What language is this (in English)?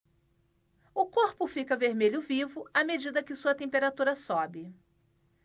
Portuguese